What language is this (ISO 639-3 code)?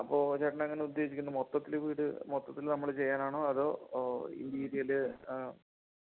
mal